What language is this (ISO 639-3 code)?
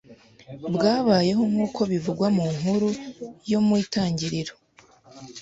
kin